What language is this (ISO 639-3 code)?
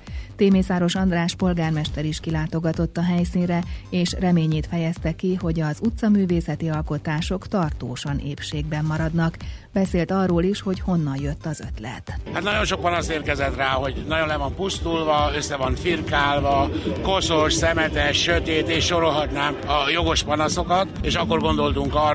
hun